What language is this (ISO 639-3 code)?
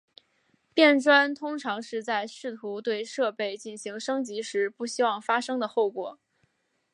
zho